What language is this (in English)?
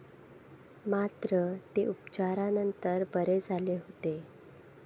Marathi